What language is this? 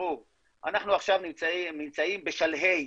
Hebrew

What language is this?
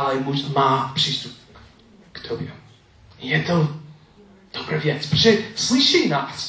Czech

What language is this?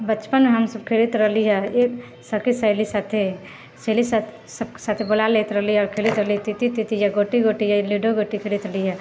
Maithili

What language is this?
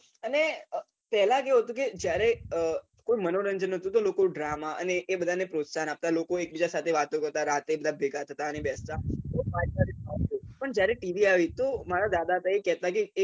Gujarati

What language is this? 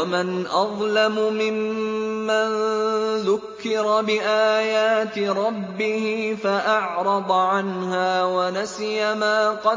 Arabic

